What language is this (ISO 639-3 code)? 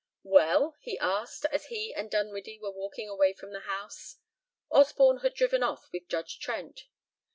eng